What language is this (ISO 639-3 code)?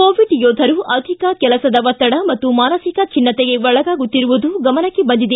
kan